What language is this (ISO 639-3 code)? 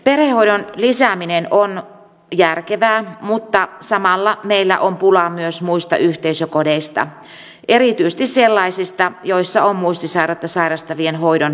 fin